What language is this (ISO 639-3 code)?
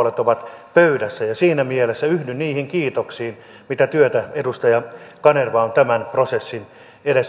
fin